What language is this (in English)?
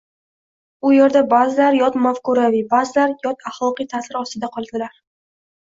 Uzbek